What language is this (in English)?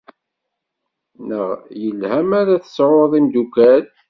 Kabyle